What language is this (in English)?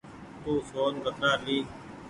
Goaria